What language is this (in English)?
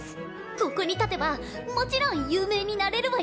Japanese